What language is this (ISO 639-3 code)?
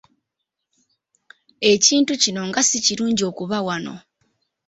lug